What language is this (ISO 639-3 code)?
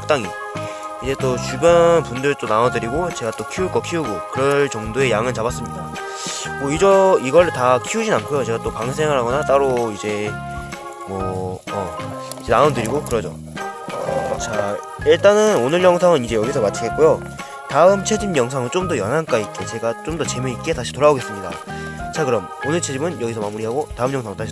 kor